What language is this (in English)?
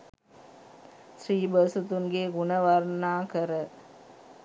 Sinhala